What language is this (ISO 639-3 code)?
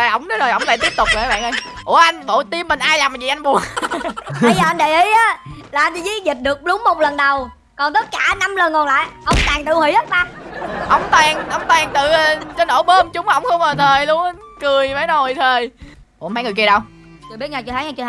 vie